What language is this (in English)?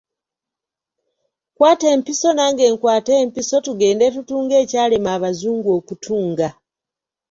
Ganda